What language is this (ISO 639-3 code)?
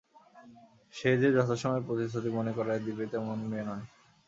ben